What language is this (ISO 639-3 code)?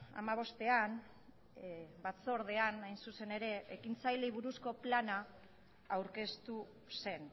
eus